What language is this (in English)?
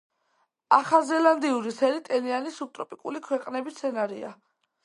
Georgian